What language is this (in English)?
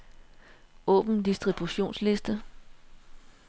Danish